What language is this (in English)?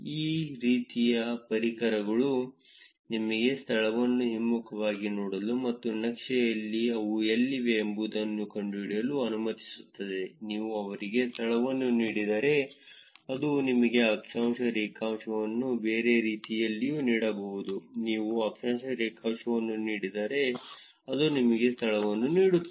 Kannada